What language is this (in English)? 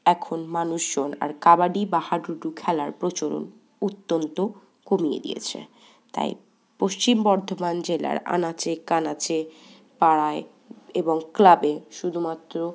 Bangla